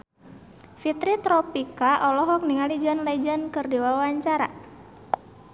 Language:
Sundanese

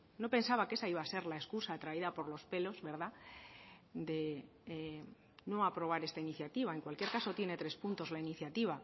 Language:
Spanish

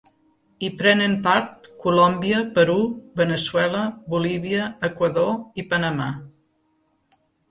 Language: Catalan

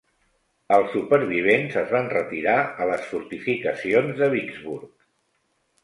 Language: Catalan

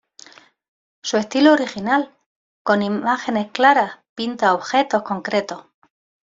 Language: Spanish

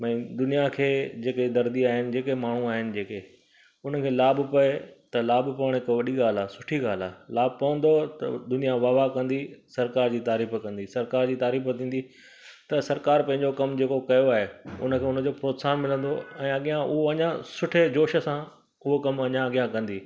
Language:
Sindhi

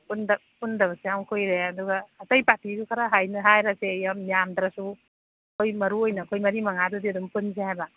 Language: Manipuri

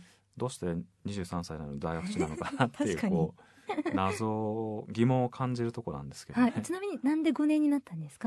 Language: Japanese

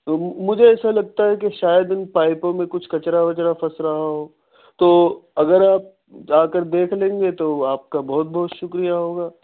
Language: Urdu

